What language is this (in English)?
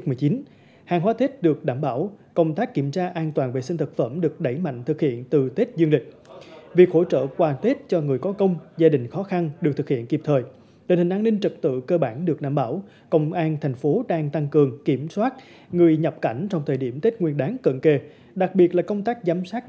Vietnamese